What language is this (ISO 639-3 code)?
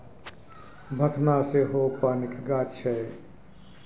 mai